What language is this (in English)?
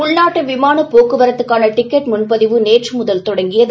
Tamil